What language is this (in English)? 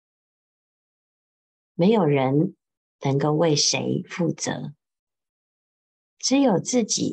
Chinese